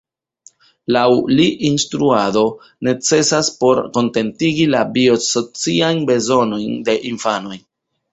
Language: Esperanto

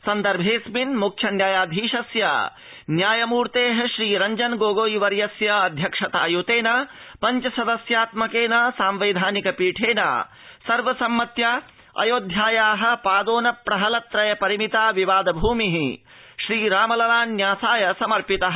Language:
Sanskrit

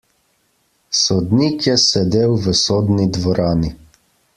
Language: Slovenian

